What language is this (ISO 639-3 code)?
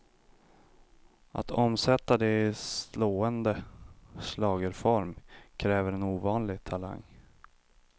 swe